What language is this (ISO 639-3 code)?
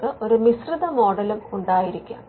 mal